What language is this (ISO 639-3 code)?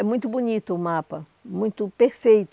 por